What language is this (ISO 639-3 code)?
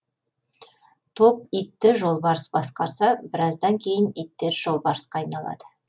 kaz